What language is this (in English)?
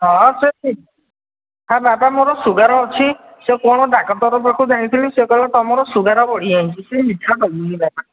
Odia